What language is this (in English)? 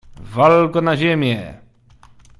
Polish